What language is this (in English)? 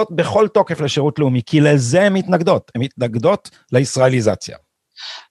Hebrew